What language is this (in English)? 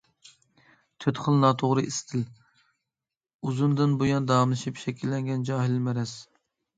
Uyghur